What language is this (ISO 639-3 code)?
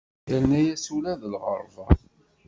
kab